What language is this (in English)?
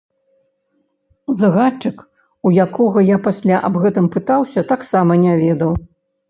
Belarusian